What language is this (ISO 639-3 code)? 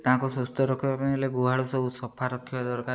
ori